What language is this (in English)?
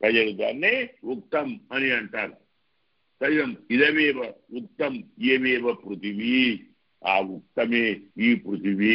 Arabic